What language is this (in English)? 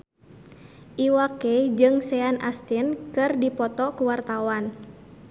Sundanese